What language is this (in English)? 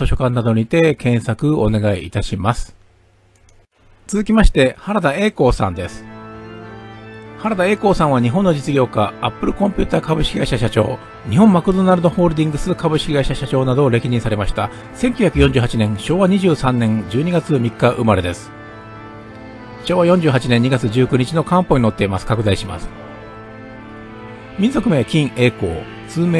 Japanese